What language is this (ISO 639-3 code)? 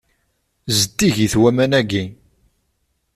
kab